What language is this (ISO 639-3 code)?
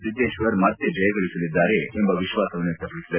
kan